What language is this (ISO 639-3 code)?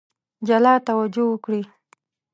pus